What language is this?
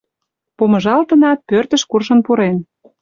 Mari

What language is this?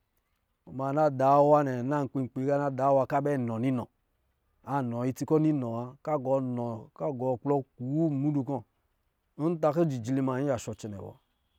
Lijili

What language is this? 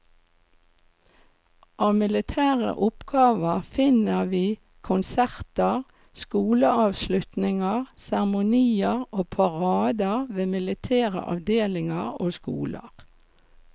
Norwegian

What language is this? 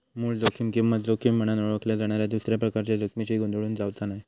Marathi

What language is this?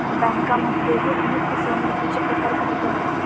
Marathi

